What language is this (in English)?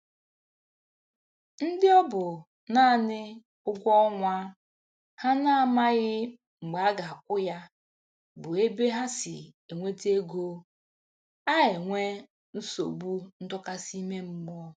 Igbo